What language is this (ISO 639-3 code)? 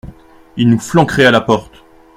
fra